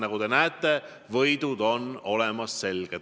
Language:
Estonian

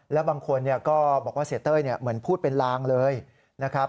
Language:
Thai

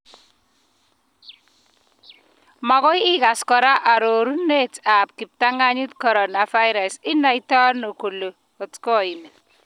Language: Kalenjin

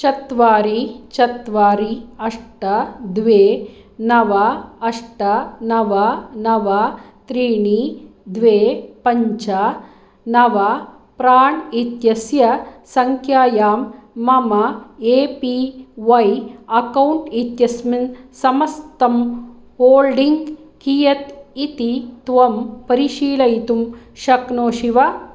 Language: Sanskrit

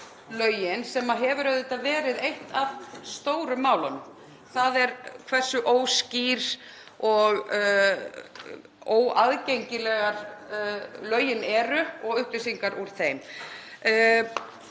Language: Icelandic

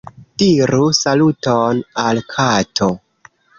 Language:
Esperanto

